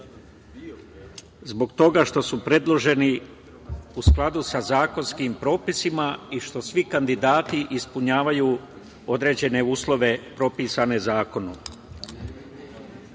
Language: Serbian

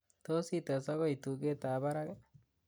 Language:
Kalenjin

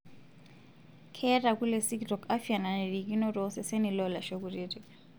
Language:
Masai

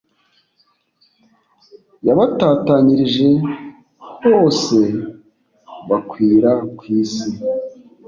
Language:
Kinyarwanda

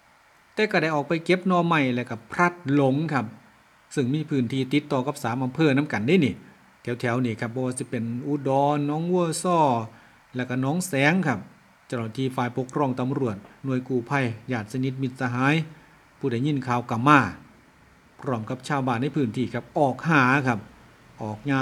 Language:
Thai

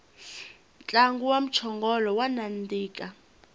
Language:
Tsonga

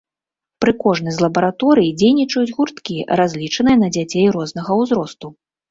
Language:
Belarusian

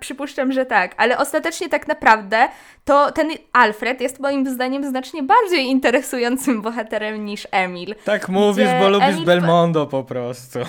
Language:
Polish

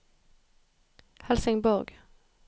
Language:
Norwegian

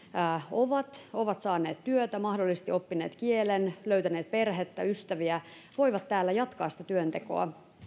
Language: Finnish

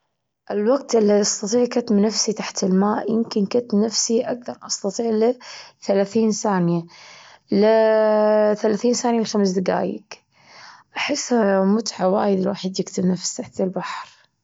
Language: Gulf Arabic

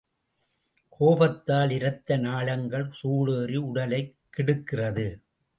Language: Tamil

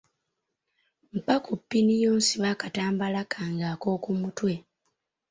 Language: Ganda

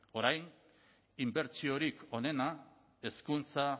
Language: Basque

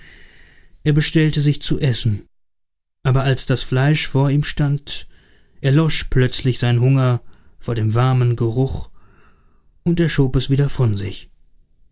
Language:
German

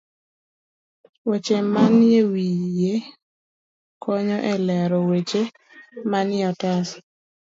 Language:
Luo (Kenya and Tanzania)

